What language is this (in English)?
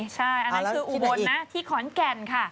Thai